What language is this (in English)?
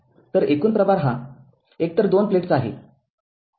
Marathi